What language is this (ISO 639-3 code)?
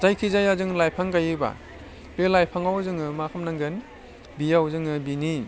brx